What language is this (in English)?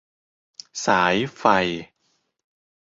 Thai